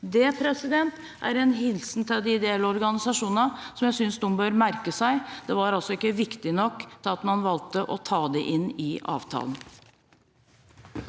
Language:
Norwegian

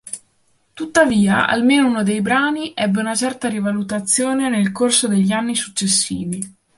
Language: Italian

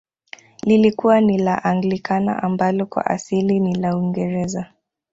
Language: Swahili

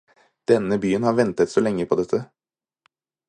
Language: Norwegian Bokmål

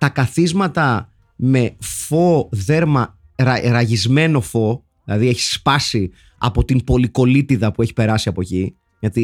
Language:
Greek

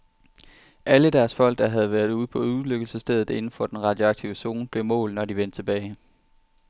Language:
Danish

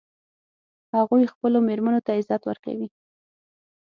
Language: Pashto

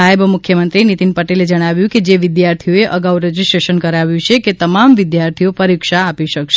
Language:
Gujarati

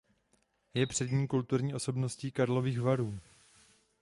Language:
Czech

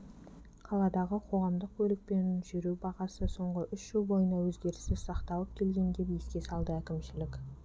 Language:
Kazakh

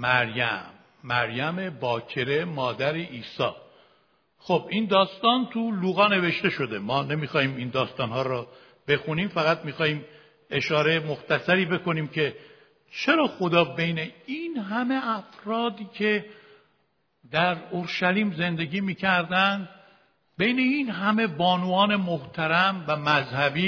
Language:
Persian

